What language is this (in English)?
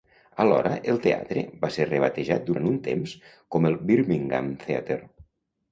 Catalan